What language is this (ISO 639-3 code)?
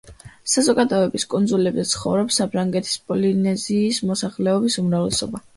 kat